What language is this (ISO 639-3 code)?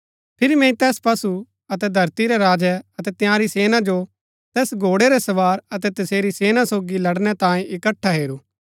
gbk